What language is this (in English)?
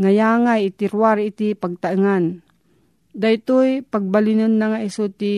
Filipino